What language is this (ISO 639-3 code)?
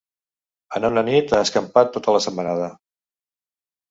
cat